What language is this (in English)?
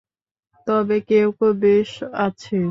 Bangla